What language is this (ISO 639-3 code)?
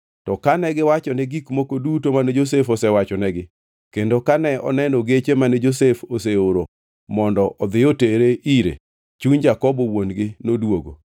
luo